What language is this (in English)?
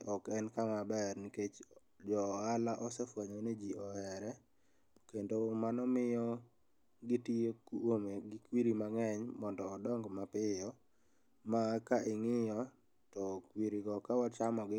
Luo (Kenya and Tanzania)